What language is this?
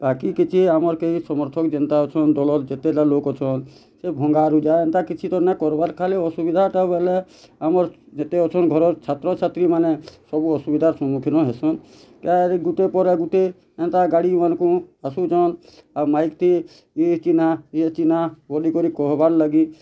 Odia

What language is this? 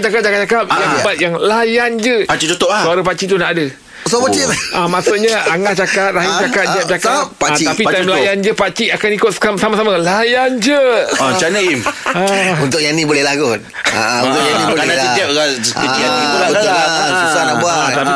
Malay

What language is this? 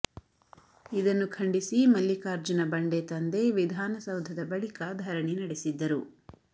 Kannada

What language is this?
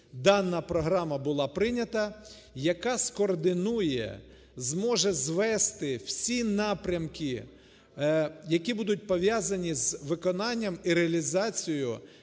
Ukrainian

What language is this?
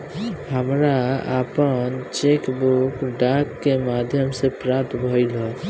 Bhojpuri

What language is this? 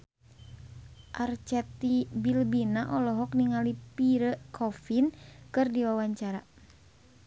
Sundanese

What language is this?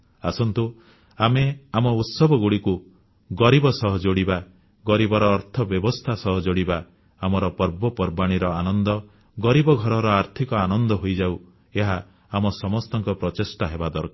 Odia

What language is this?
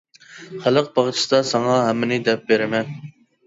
Uyghur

